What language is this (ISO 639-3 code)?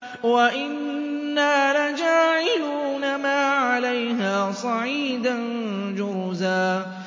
ara